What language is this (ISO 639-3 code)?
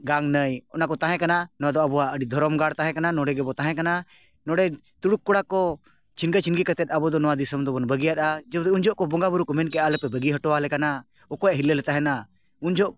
sat